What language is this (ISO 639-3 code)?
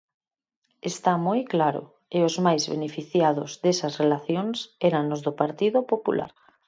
glg